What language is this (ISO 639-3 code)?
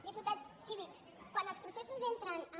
cat